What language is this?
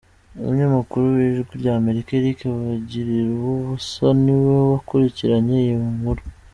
Kinyarwanda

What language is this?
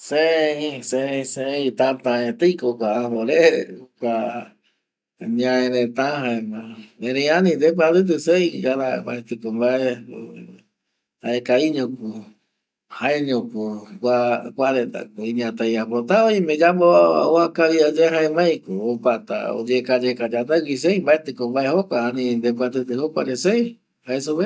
Eastern Bolivian Guaraní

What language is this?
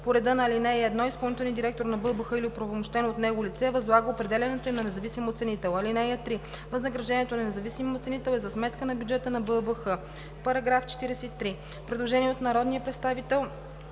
Bulgarian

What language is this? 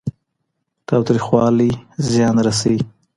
Pashto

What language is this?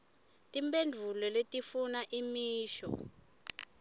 Swati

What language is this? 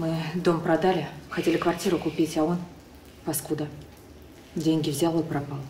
Russian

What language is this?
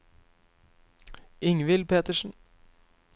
Norwegian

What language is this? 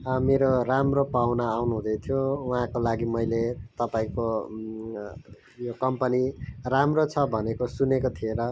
Nepali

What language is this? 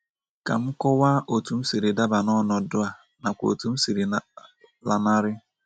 Igbo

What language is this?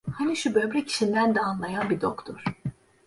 Turkish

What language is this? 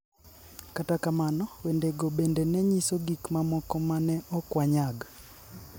Luo (Kenya and Tanzania)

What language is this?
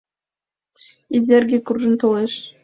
Mari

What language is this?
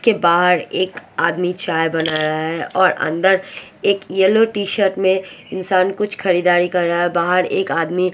Hindi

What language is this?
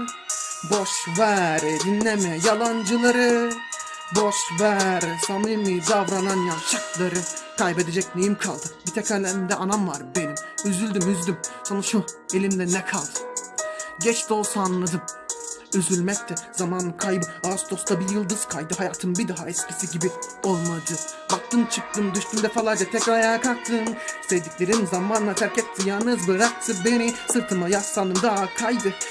Turkish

